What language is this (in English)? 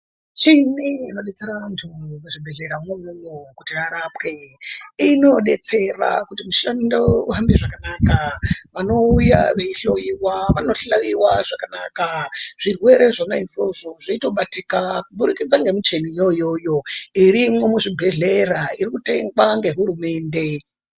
Ndau